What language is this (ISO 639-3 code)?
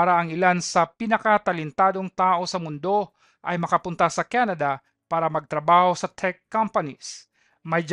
fil